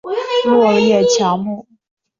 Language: Chinese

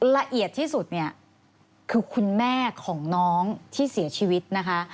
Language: Thai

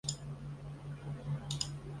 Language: Chinese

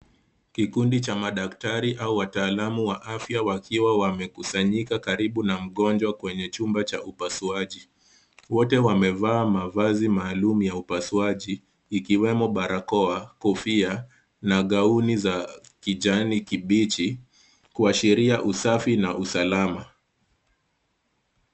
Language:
Swahili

